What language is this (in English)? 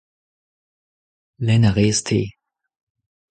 Breton